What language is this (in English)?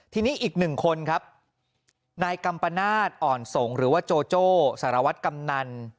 Thai